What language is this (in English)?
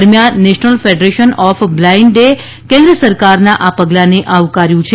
Gujarati